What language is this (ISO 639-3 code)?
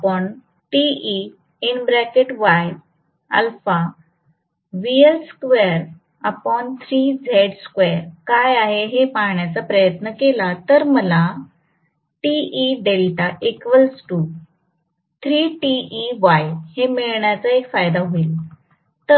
mar